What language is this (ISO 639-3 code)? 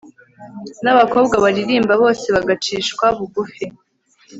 kin